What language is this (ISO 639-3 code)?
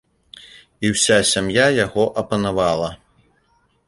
bel